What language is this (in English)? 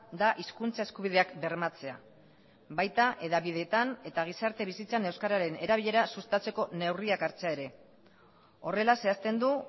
Basque